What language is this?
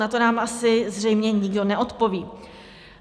Czech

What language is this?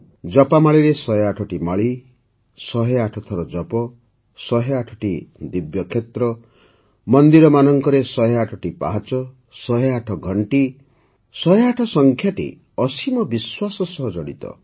Odia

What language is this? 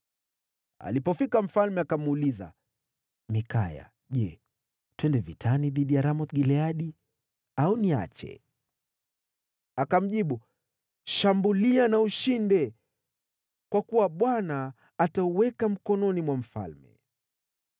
Swahili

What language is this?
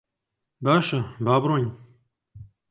Central Kurdish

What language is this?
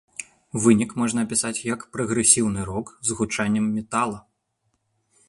Belarusian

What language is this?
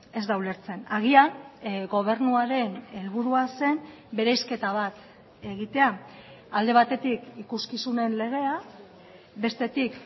Basque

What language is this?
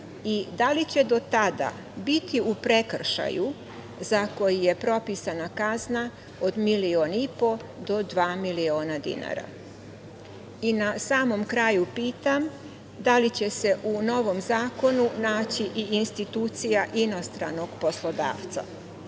Serbian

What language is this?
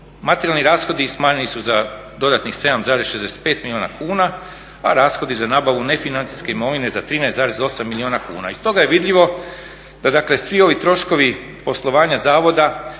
Croatian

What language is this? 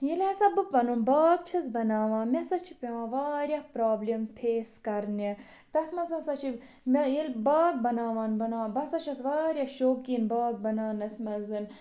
Kashmiri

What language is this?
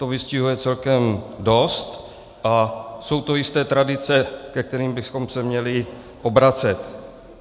Czech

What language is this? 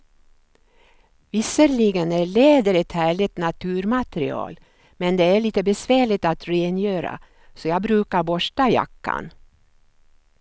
Swedish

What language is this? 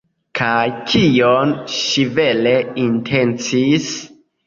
Esperanto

